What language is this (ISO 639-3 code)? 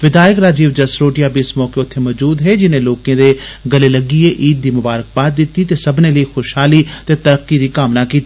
doi